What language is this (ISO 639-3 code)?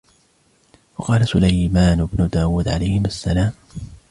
ara